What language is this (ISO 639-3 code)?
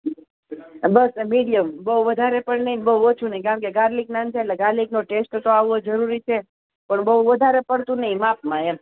guj